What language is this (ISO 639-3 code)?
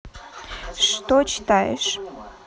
rus